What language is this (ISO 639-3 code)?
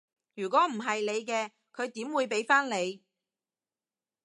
yue